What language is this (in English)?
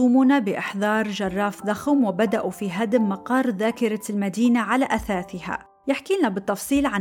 Arabic